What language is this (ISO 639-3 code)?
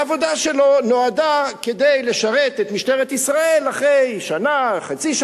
heb